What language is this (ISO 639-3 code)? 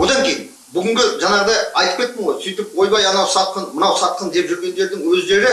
kaz